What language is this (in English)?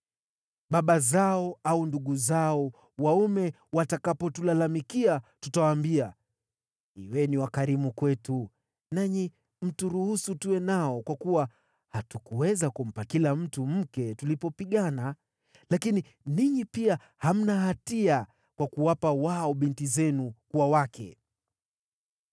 Swahili